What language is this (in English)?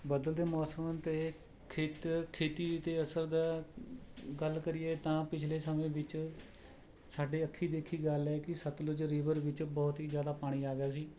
Punjabi